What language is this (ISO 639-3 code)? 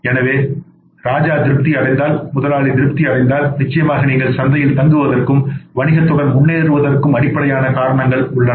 tam